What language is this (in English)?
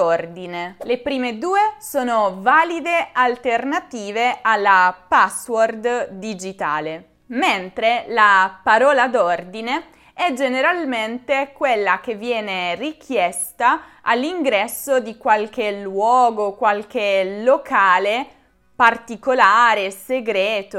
Italian